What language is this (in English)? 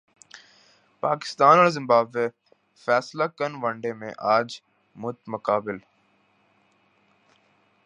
Urdu